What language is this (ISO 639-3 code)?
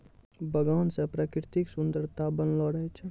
mai